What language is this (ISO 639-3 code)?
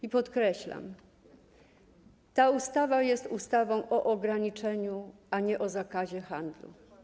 pol